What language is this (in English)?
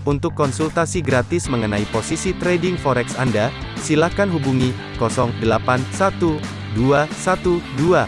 Indonesian